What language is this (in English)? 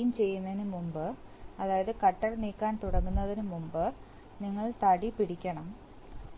Malayalam